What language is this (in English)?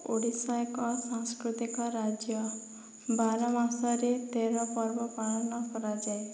Odia